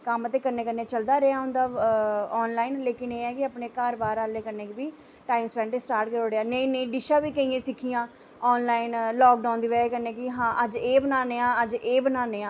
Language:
Dogri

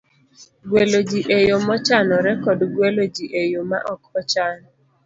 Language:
Luo (Kenya and Tanzania)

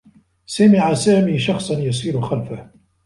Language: Arabic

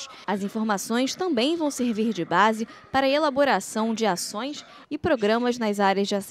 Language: Portuguese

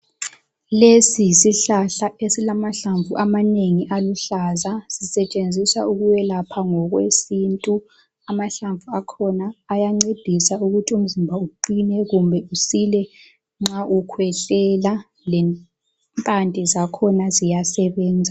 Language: North Ndebele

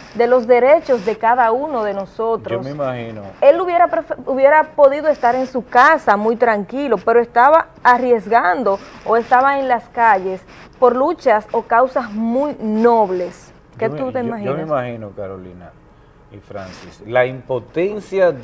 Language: Spanish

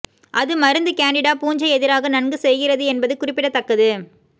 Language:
Tamil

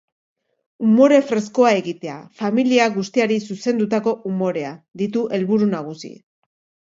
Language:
Basque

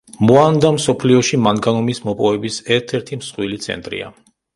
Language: Georgian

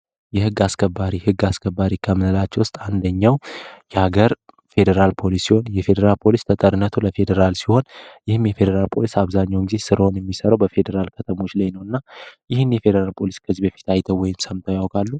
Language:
Amharic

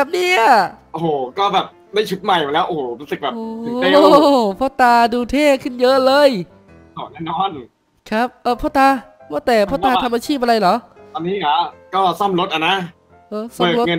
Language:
Thai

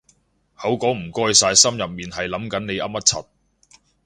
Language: Cantonese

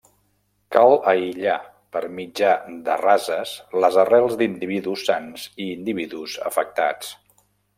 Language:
Catalan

